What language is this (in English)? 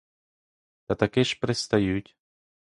Ukrainian